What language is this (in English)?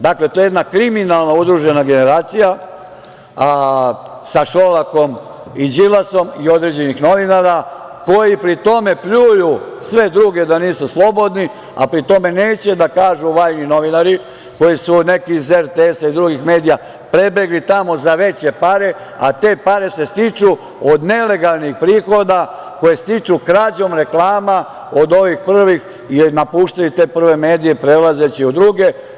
Serbian